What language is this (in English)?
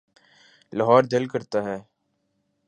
Urdu